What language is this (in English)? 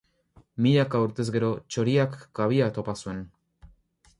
Basque